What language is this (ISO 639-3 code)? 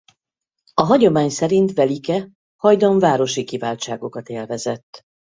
hun